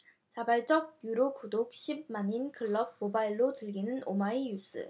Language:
Korean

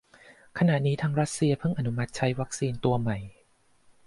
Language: Thai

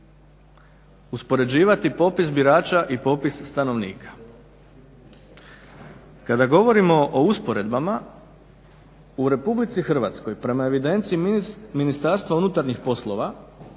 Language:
Croatian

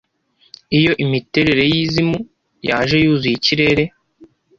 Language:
Kinyarwanda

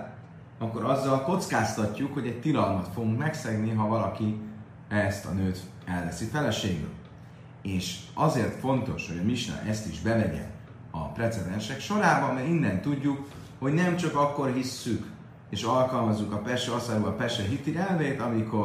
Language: Hungarian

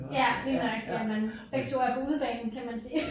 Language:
Danish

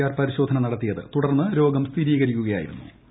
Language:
Malayalam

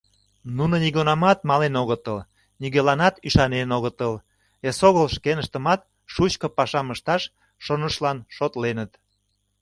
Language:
Mari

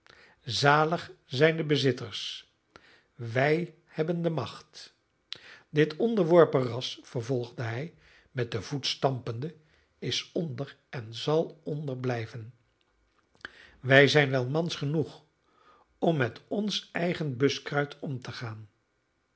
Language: Dutch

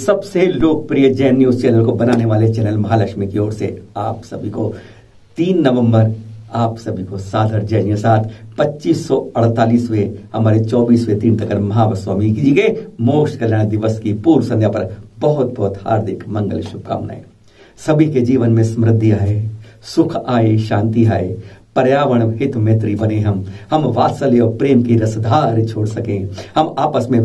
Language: Hindi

